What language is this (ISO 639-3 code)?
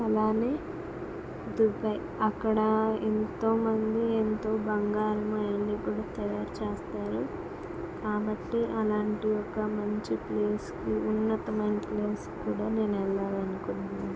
tel